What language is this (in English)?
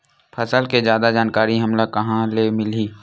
Chhattisgarhi